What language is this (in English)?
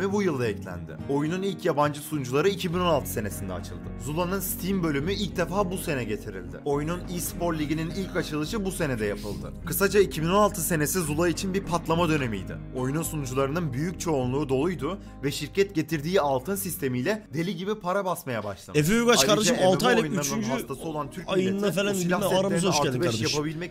Turkish